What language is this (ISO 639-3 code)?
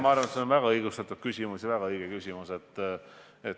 est